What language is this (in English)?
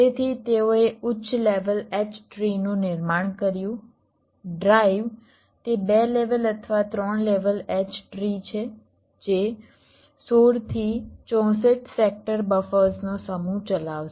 Gujarati